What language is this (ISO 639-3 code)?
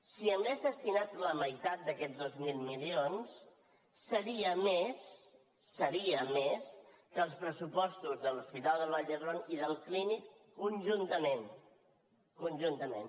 cat